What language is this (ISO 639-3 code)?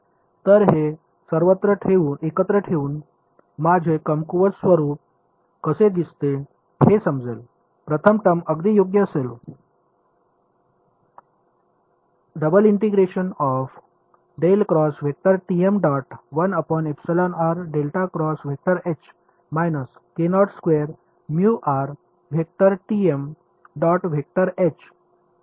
mar